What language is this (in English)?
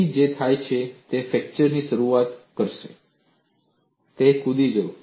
Gujarati